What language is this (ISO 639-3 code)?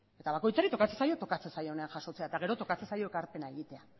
eus